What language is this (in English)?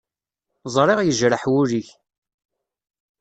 Kabyle